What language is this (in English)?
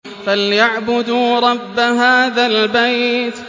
Arabic